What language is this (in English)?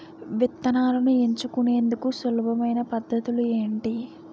Telugu